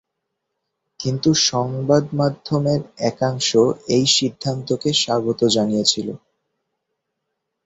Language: Bangla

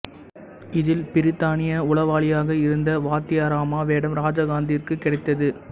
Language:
Tamil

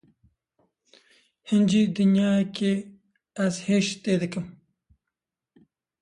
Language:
Kurdish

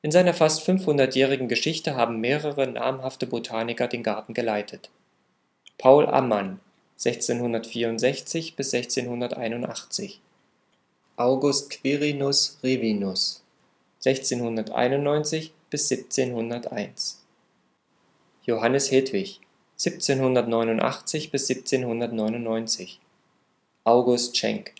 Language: German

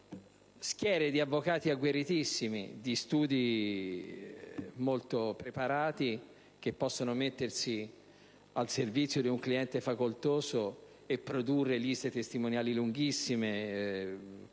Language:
Italian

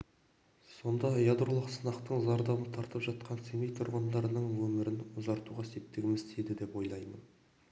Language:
Kazakh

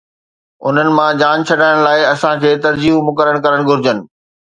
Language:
Sindhi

